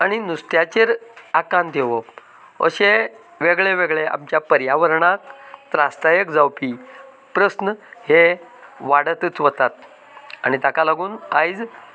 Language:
Konkani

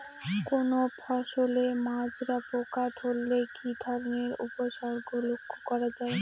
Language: Bangla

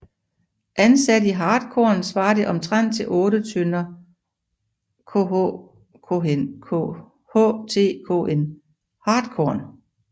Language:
Danish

